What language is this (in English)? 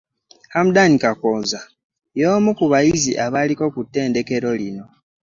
Ganda